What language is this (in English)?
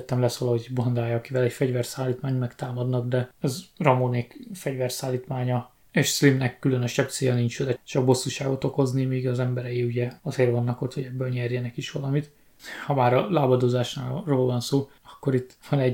Hungarian